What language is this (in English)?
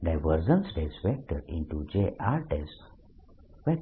Gujarati